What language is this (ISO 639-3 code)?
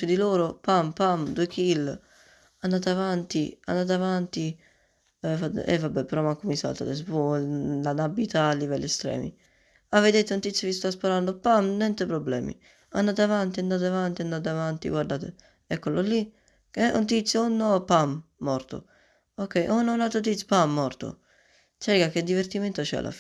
ita